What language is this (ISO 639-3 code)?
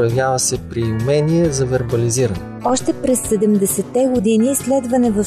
bul